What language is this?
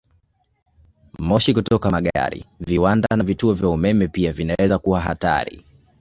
Swahili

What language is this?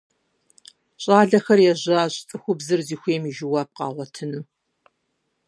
Kabardian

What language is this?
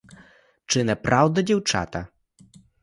Ukrainian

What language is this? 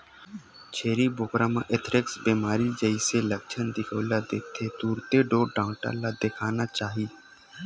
Chhattisgarhi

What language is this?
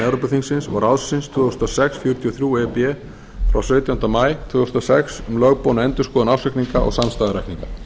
Icelandic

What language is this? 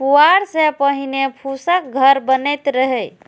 Maithili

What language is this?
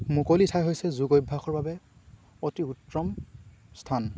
Assamese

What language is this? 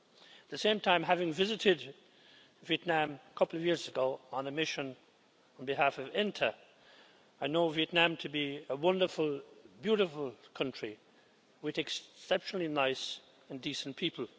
English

